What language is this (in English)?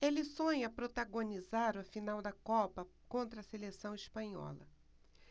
Portuguese